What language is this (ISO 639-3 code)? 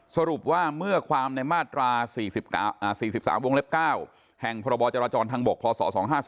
tha